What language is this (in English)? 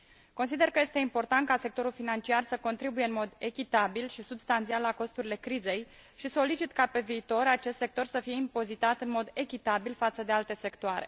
Romanian